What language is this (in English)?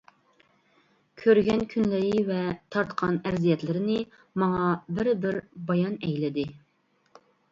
Uyghur